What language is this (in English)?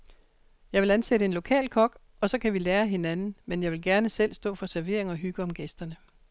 Danish